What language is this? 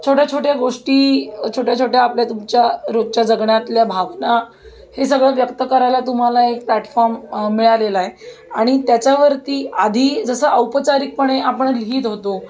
Marathi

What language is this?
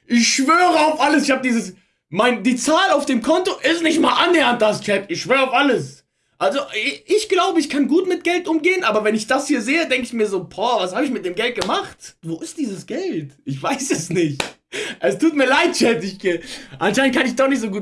German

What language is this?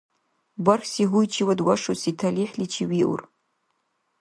Dargwa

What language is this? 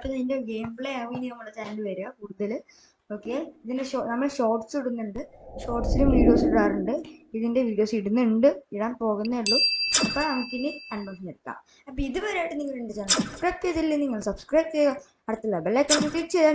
Turkish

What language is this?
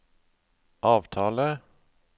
Norwegian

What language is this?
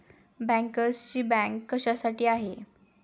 Marathi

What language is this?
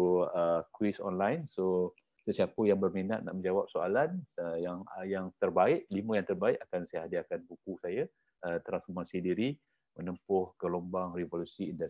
Malay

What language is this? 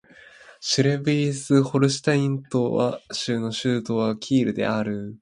Japanese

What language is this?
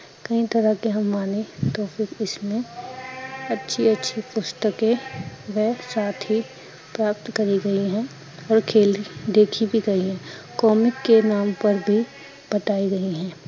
Punjabi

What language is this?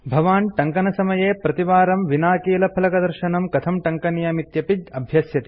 Sanskrit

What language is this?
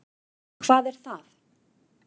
Icelandic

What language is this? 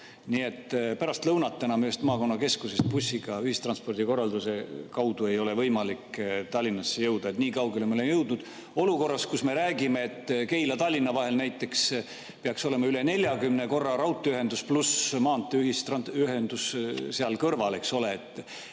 Estonian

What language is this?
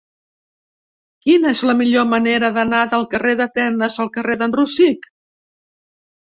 Catalan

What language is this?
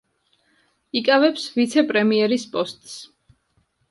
Georgian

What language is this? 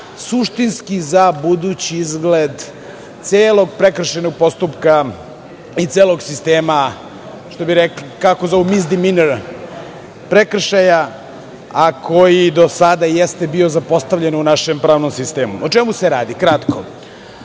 Serbian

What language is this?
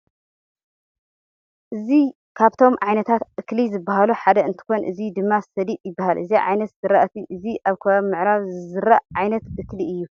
Tigrinya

